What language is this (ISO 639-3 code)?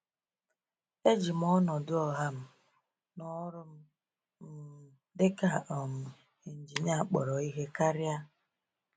ibo